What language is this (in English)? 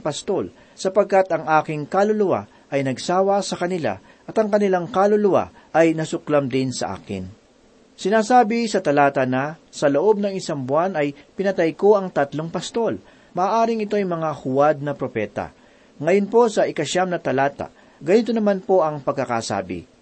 Filipino